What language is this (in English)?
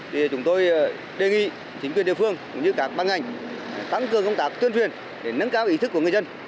Vietnamese